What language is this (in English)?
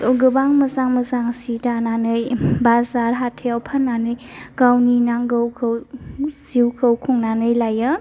Bodo